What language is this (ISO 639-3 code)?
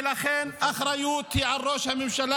heb